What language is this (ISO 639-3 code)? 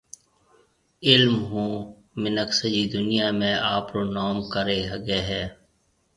mve